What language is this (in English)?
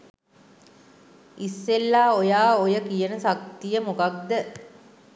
Sinhala